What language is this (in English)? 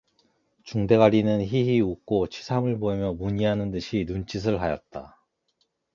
Korean